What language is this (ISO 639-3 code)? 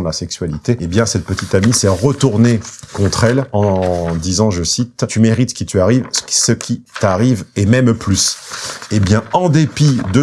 fra